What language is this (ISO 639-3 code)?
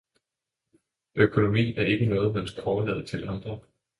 dan